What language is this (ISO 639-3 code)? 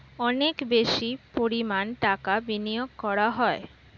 ben